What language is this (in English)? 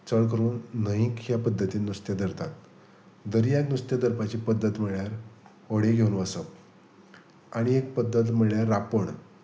Konkani